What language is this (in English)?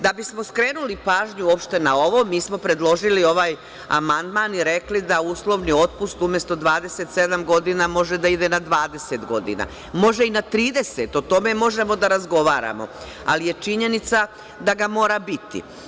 Serbian